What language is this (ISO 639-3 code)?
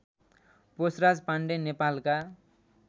nep